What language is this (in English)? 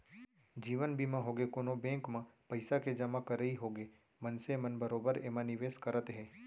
Chhattisgarhi